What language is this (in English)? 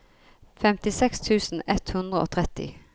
Norwegian